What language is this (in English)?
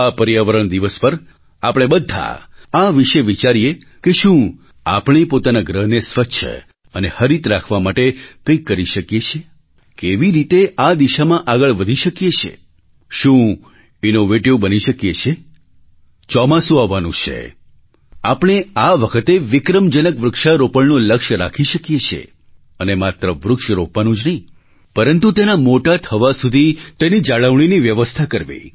Gujarati